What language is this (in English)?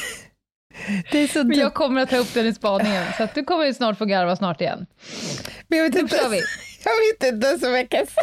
Swedish